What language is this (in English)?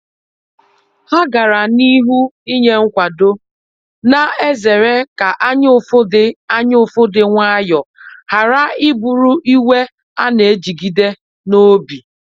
Igbo